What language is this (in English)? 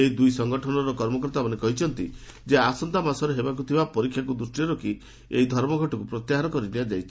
Odia